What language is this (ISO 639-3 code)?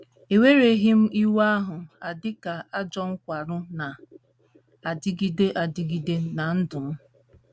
ibo